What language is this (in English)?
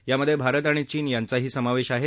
Marathi